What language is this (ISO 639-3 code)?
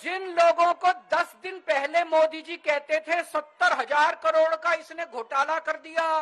hin